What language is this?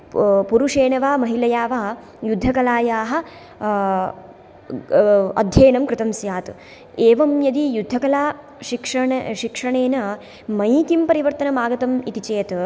Sanskrit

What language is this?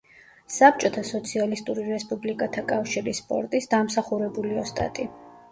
Georgian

